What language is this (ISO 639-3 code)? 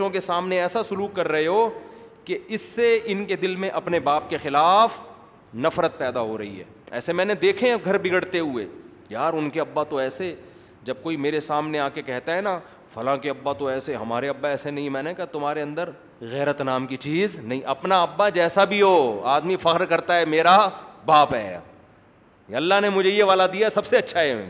urd